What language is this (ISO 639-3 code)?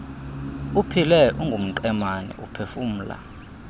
xho